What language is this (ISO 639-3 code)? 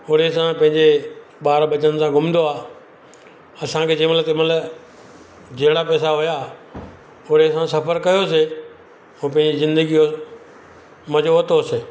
snd